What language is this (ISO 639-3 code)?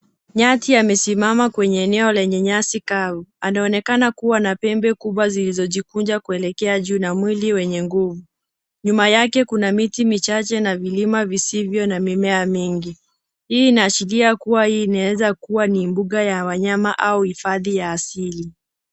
swa